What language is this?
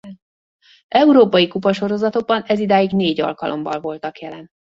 Hungarian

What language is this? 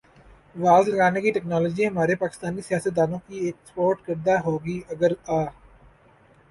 Urdu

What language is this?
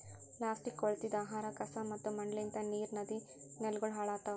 Kannada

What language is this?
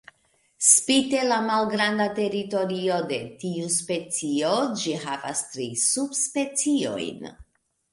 Esperanto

